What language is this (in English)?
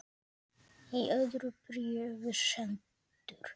Icelandic